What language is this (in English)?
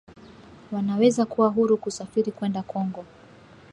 Swahili